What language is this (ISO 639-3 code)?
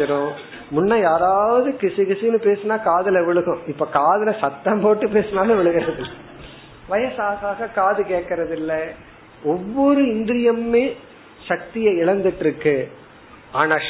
tam